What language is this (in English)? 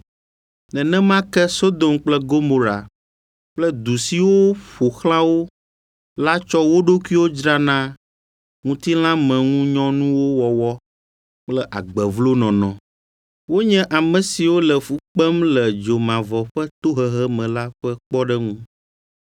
Ewe